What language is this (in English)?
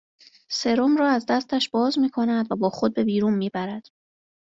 Persian